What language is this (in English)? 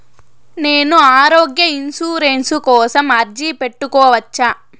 Telugu